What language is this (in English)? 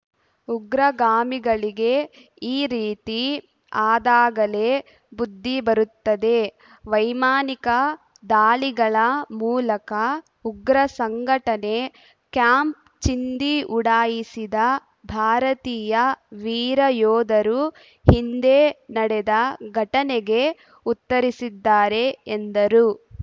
Kannada